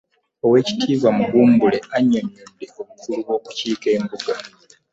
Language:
Ganda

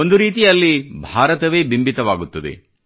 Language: Kannada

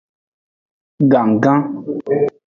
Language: Aja (Benin)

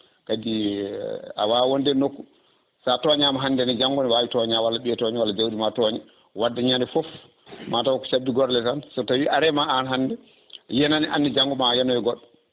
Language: Fula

